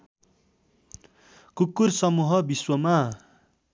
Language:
Nepali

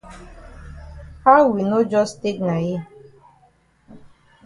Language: Cameroon Pidgin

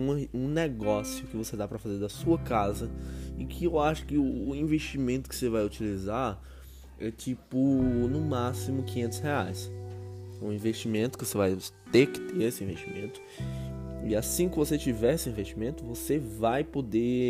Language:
Portuguese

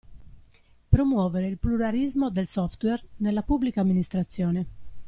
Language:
Italian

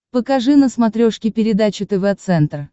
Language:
Russian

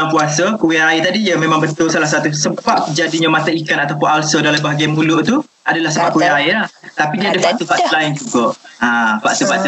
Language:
Malay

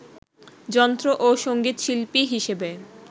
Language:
Bangla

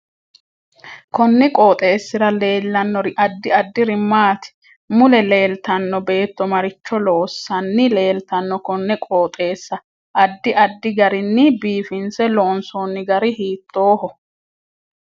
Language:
Sidamo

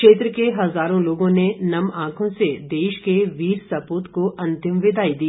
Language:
Hindi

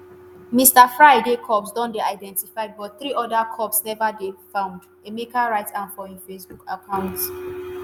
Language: Nigerian Pidgin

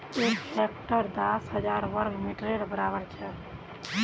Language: Magahi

